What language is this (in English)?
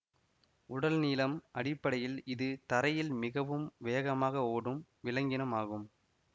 Tamil